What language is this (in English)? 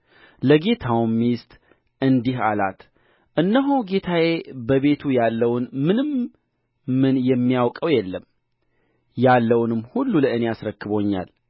Amharic